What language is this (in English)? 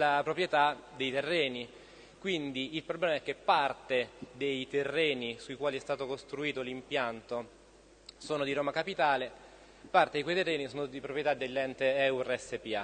Italian